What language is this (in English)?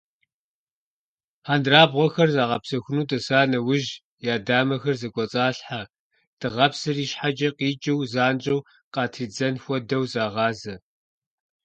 Kabardian